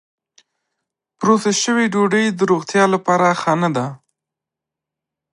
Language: Pashto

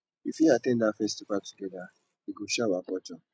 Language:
Nigerian Pidgin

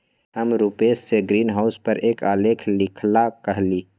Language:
Magahi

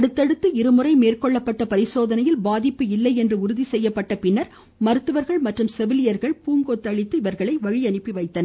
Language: Tamil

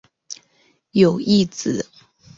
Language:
Chinese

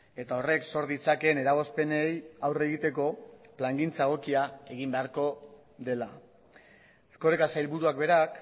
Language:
Basque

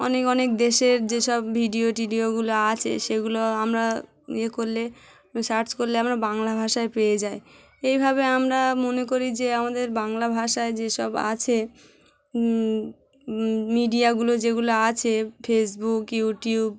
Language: Bangla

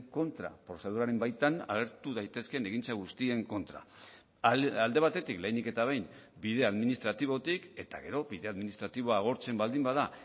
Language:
Basque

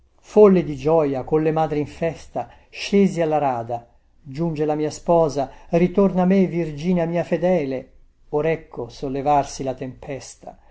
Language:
Italian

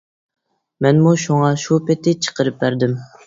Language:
Uyghur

